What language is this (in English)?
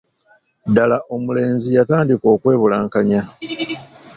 Ganda